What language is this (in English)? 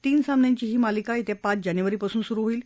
Marathi